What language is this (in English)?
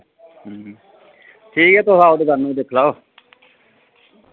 Dogri